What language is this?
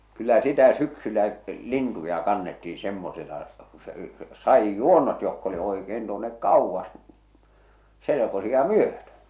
Finnish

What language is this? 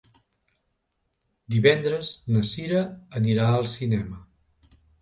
Catalan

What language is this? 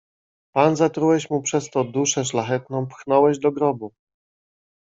Polish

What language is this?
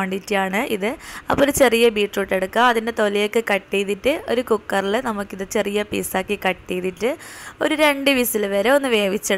Malayalam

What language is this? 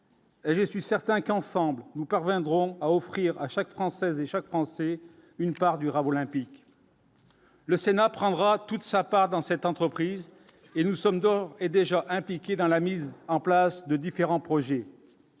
French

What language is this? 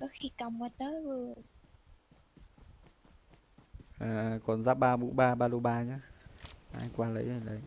Vietnamese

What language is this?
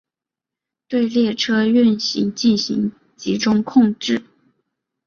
Chinese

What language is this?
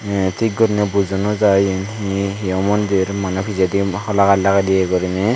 Chakma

